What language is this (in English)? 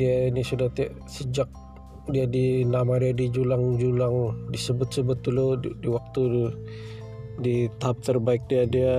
Malay